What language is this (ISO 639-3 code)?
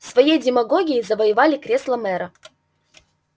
rus